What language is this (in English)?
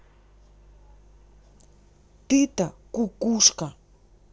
Russian